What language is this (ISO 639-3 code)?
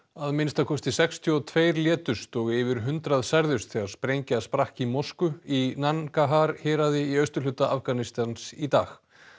isl